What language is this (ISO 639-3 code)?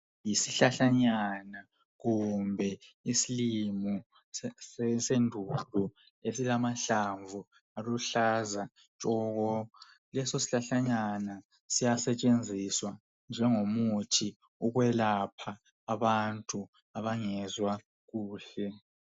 nde